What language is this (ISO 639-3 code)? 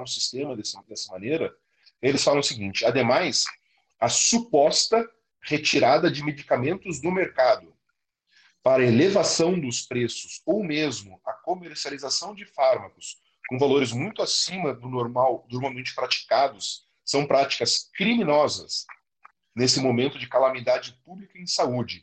por